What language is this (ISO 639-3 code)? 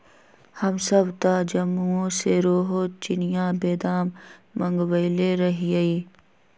mag